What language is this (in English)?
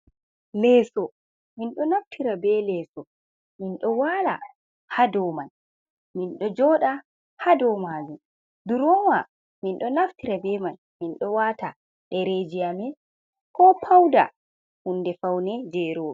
Fula